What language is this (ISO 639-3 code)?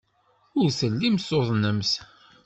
kab